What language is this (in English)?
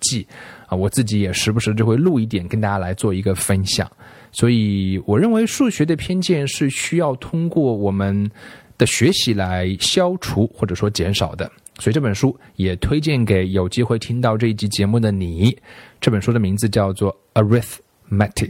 Chinese